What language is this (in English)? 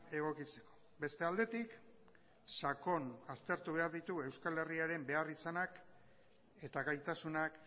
Basque